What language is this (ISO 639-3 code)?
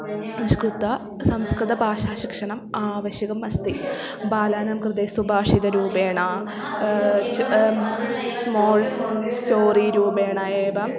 san